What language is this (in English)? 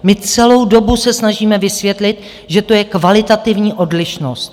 Czech